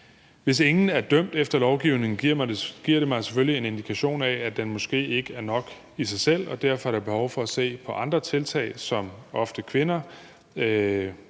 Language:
Danish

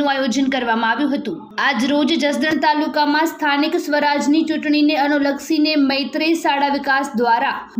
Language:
Hindi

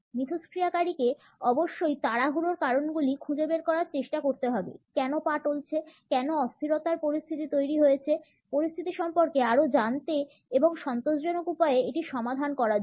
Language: Bangla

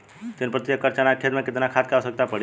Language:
Bhojpuri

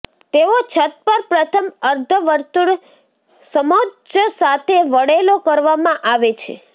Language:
Gujarati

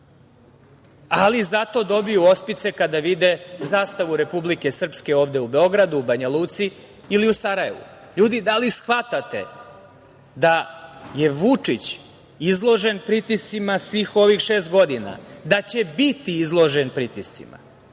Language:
Serbian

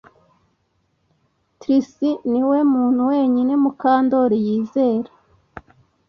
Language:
Kinyarwanda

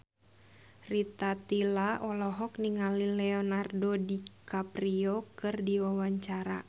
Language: Sundanese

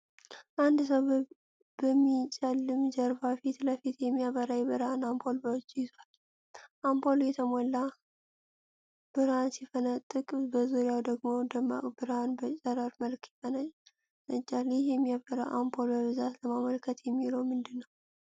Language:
Amharic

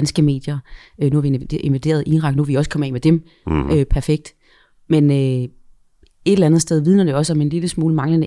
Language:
Danish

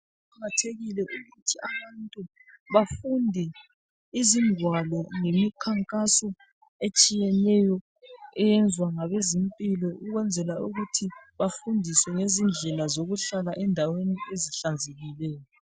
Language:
North Ndebele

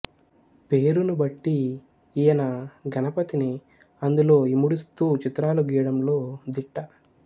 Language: Telugu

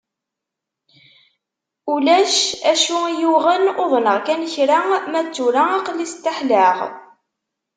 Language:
Kabyle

